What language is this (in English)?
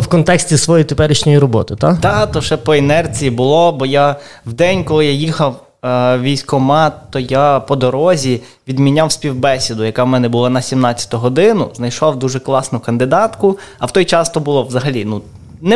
Ukrainian